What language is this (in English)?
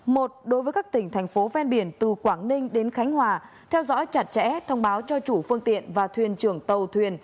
Vietnamese